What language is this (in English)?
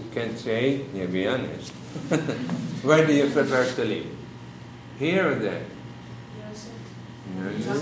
Filipino